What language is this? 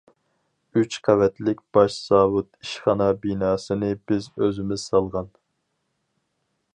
Uyghur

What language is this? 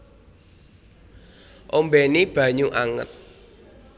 Javanese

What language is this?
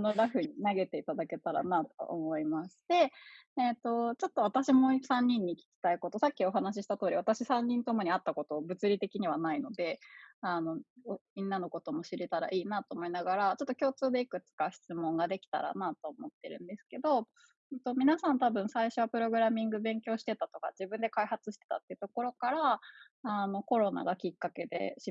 Japanese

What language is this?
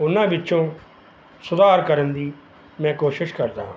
Punjabi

